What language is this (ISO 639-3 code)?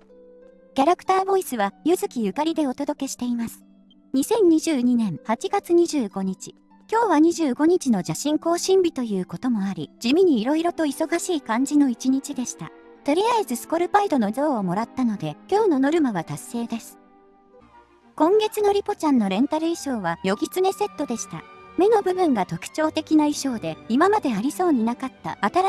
jpn